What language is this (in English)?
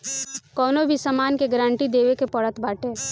Bhojpuri